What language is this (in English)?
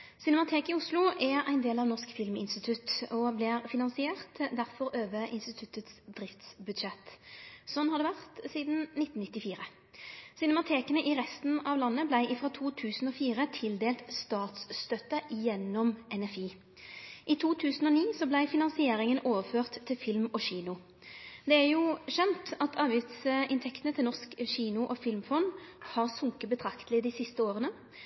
Norwegian Nynorsk